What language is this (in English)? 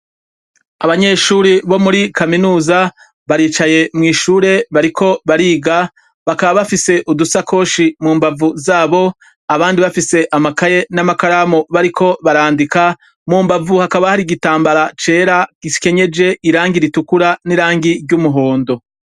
Rundi